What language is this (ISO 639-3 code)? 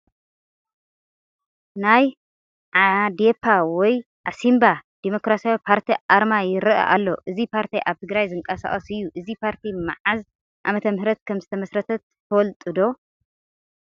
tir